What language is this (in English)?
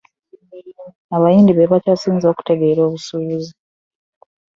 Ganda